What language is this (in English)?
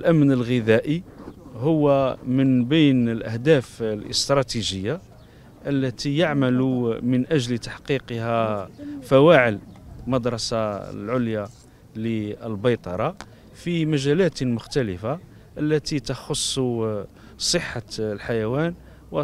Arabic